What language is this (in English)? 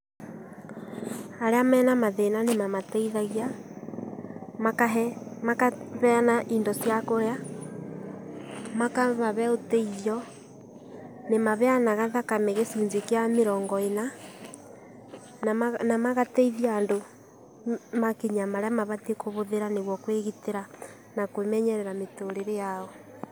Kikuyu